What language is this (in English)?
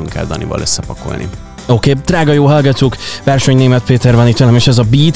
Hungarian